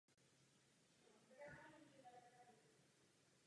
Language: Czech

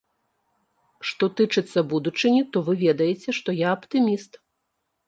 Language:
Belarusian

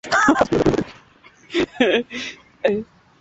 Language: Swahili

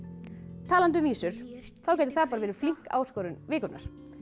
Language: Icelandic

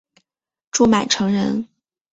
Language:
Chinese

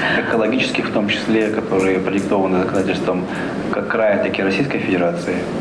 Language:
Russian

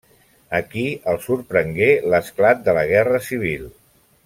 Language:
Catalan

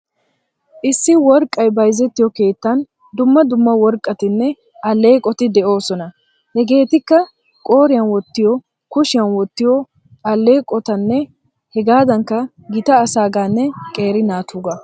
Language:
Wolaytta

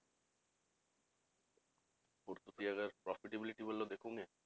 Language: Punjabi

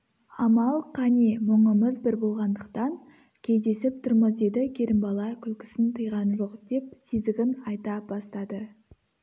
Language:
Kazakh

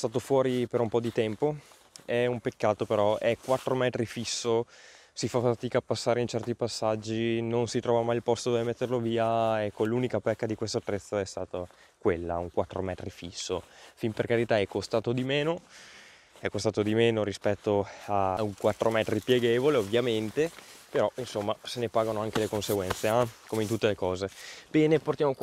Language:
Italian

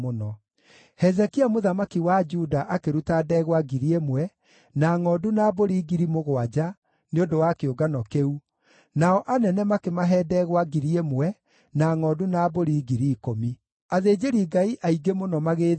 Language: Kikuyu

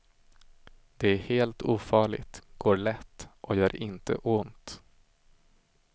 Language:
Swedish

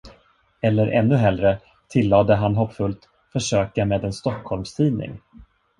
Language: Swedish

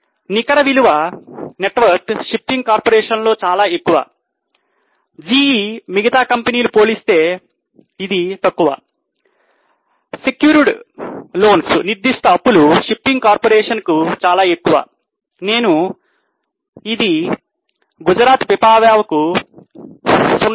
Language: Telugu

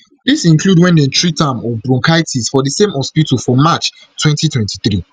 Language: Nigerian Pidgin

